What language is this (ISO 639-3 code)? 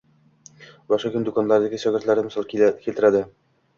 uzb